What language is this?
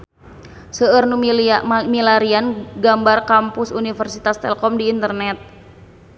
Sundanese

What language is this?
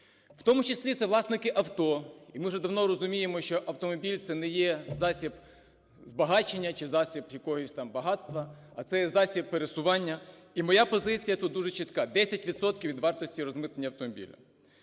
Ukrainian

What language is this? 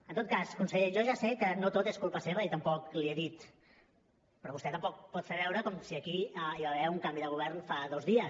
Catalan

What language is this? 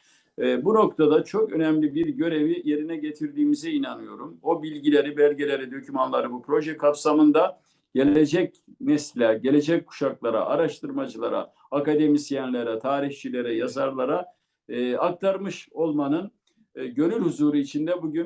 Turkish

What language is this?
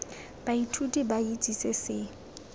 Tswana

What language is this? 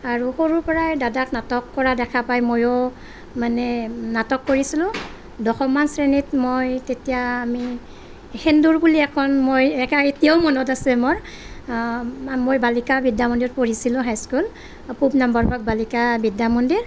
Assamese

